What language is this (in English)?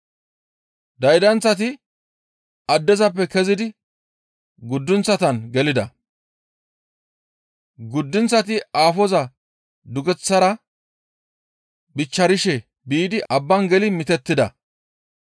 Gamo